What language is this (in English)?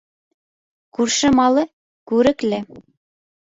Bashkir